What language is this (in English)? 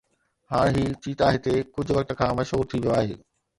Sindhi